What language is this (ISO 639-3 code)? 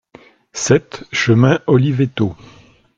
fra